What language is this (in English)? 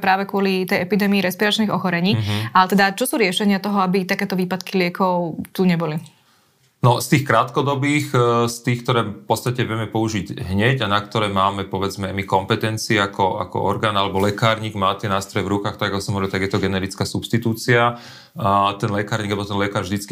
Slovak